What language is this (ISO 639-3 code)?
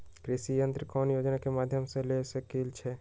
mag